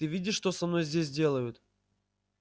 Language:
Russian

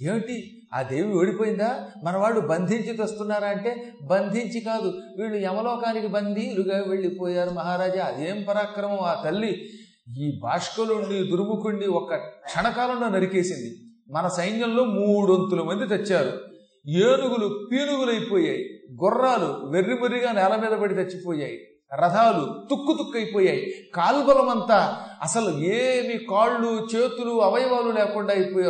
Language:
Telugu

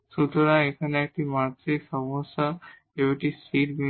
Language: Bangla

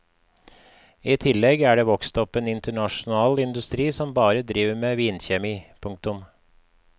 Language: Norwegian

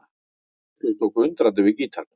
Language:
Icelandic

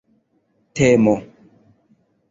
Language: Esperanto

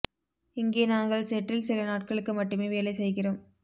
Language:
Tamil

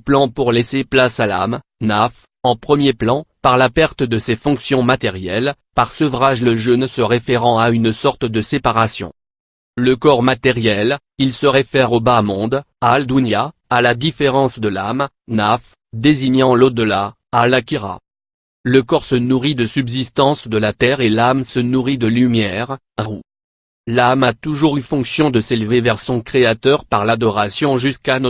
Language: French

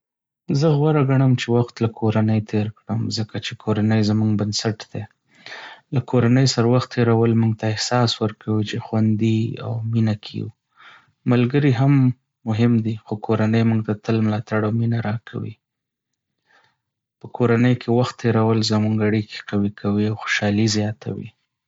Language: Pashto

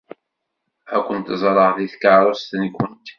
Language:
Kabyle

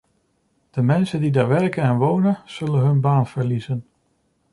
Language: Dutch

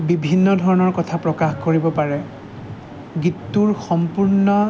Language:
Assamese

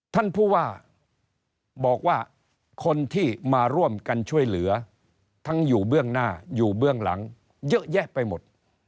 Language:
Thai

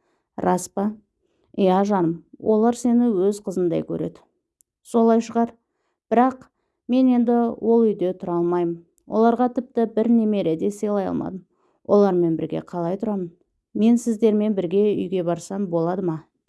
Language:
Turkish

